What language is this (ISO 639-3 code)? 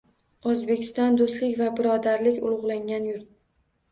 uzb